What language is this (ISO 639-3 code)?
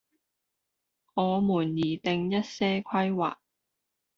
zho